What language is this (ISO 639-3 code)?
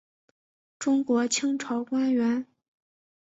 zho